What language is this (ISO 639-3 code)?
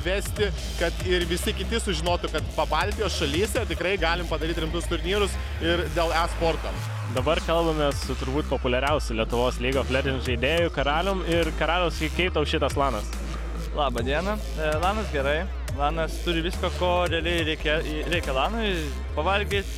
lit